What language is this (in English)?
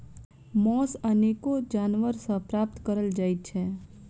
Maithili